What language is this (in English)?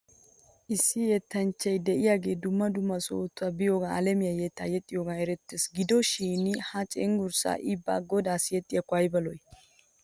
Wolaytta